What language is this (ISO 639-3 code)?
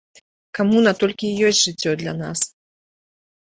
bel